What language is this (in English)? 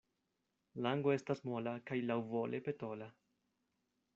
Esperanto